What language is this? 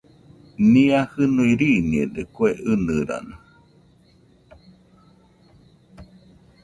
Nüpode Huitoto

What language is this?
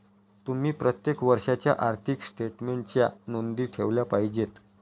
Marathi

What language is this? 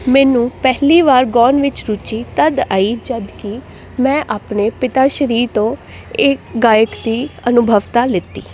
Punjabi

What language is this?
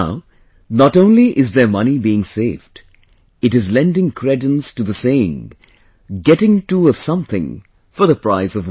English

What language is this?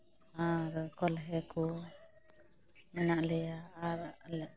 Santali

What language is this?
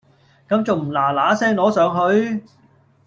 Cantonese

